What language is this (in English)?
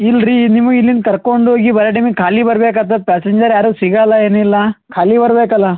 Kannada